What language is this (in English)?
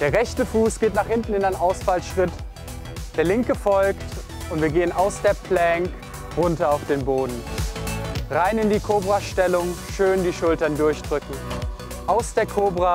German